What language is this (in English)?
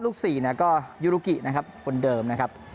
Thai